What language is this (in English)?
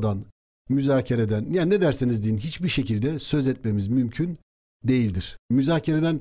Turkish